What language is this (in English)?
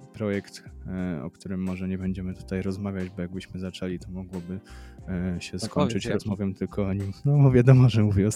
Polish